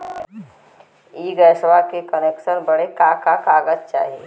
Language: Bhojpuri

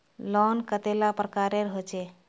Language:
Magahi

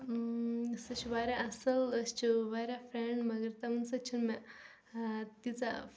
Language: Kashmiri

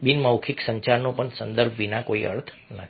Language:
Gujarati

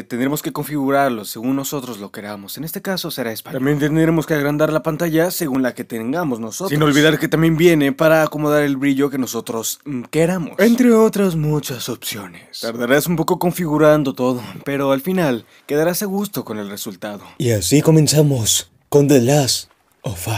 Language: Spanish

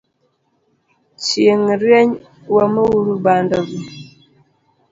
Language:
Luo (Kenya and Tanzania)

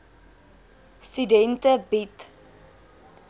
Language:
Afrikaans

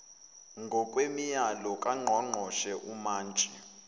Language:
Zulu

